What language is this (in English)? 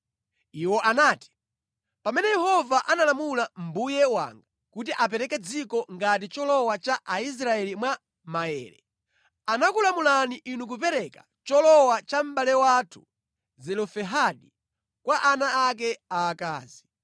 Nyanja